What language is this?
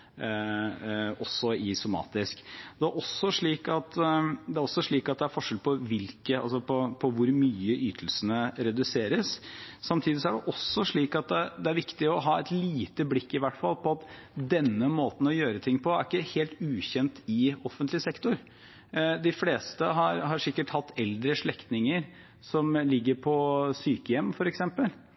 Norwegian Bokmål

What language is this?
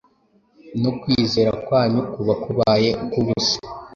Kinyarwanda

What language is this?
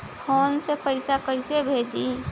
Bhojpuri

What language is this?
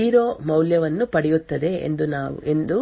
Kannada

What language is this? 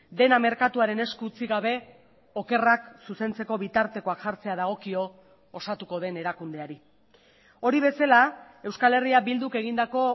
Basque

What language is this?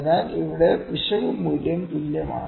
Malayalam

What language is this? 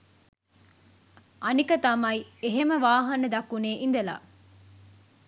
Sinhala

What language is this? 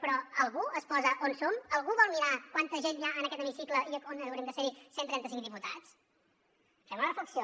Catalan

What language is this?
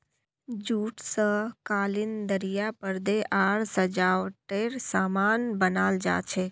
Magahi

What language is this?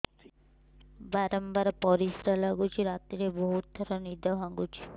Odia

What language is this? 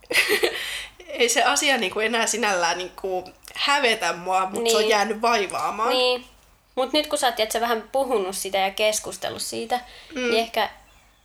Finnish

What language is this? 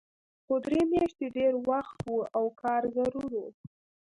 Pashto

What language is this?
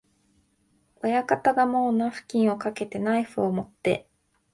Japanese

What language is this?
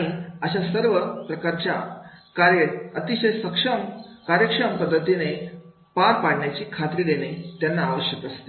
Marathi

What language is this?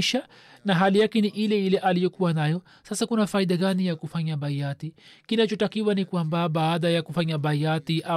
Swahili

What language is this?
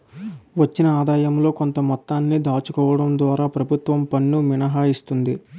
Telugu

